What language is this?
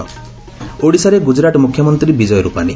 Odia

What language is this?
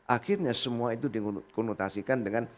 Indonesian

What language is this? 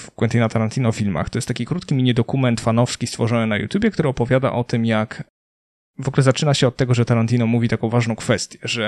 Polish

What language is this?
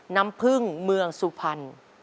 Thai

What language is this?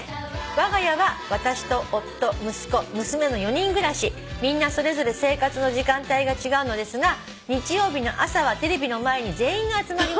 Japanese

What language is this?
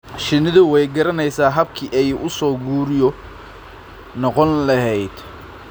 Somali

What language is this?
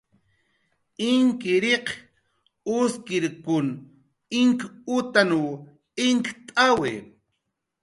Jaqaru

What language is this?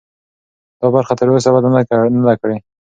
Pashto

